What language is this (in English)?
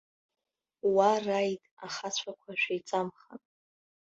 Abkhazian